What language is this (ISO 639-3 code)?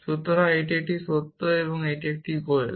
ben